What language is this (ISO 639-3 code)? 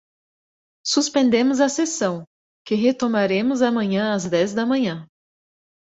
por